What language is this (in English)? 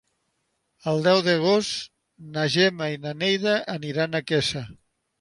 Catalan